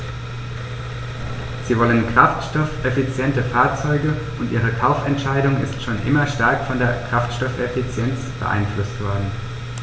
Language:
German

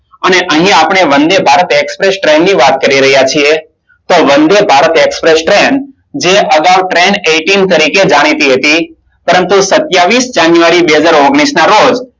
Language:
Gujarati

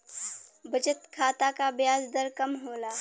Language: Bhojpuri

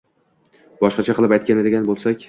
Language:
Uzbek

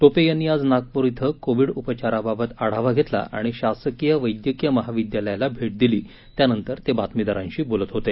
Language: Marathi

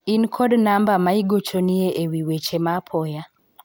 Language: Luo (Kenya and Tanzania)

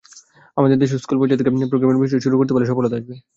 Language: Bangla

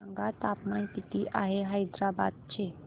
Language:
Marathi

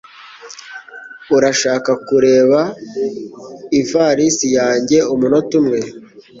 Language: Kinyarwanda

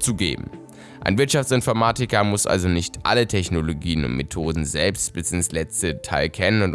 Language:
German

